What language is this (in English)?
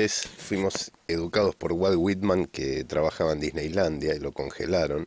Spanish